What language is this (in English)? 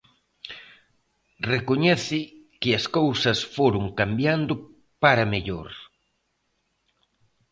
Galician